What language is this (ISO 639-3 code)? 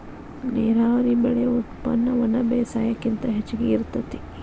kan